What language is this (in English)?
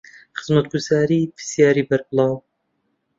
Central Kurdish